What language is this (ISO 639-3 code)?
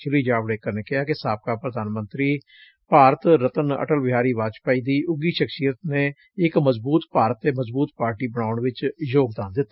pan